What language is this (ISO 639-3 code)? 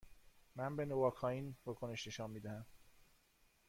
fas